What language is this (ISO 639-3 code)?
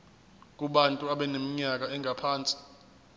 zul